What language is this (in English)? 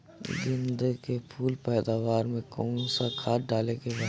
Bhojpuri